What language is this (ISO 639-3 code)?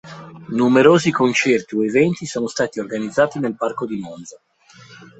ita